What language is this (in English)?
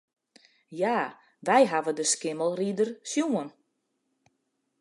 Western Frisian